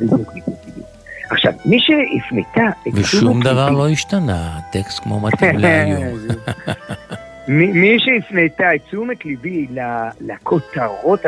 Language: Hebrew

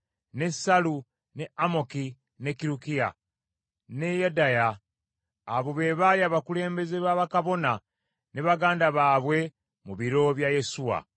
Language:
Ganda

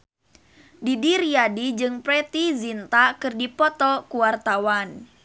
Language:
Sundanese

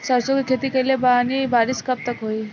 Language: Bhojpuri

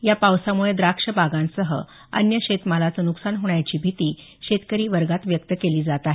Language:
Marathi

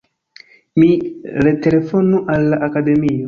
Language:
Esperanto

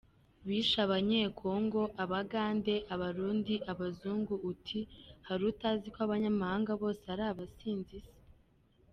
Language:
Kinyarwanda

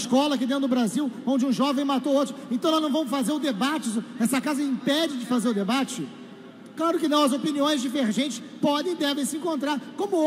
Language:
Portuguese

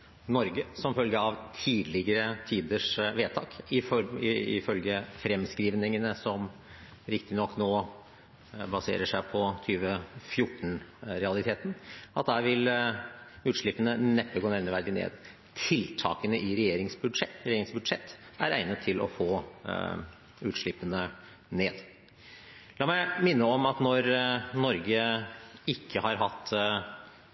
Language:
Norwegian Bokmål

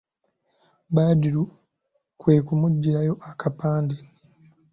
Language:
Ganda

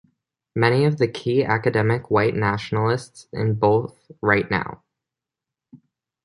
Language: English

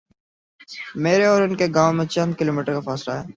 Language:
Urdu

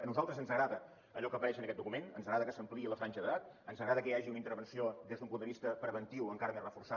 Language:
Catalan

